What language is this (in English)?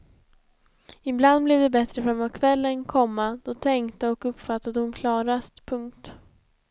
Swedish